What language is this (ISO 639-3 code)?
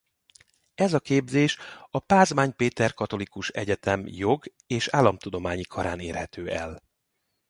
hun